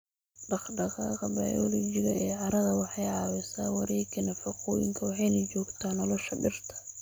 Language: Somali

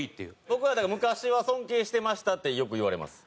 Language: Japanese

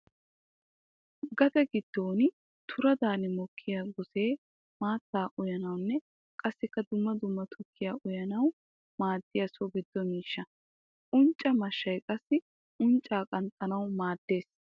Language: Wolaytta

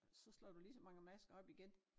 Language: Danish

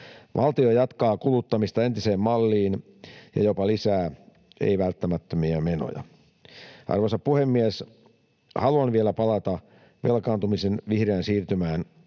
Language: Finnish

